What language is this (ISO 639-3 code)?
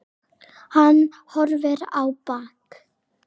isl